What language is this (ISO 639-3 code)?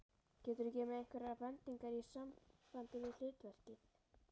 isl